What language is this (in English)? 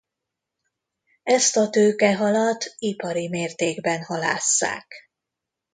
Hungarian